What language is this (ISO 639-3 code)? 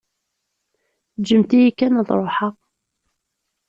kab